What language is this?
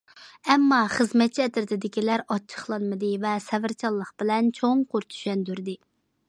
Uyghur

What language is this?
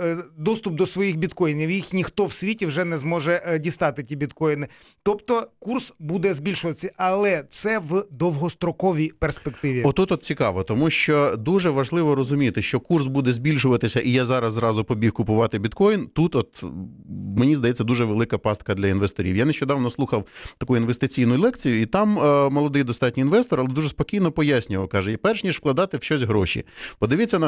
Ukrainian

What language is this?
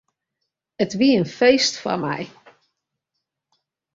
Western Frisian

